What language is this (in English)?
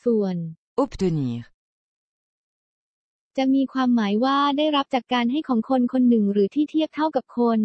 Thai